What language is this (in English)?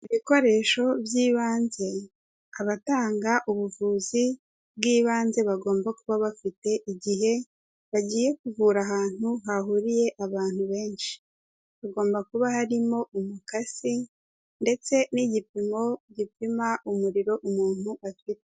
Kinyarwanda